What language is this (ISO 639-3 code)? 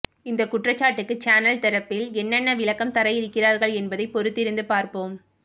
tam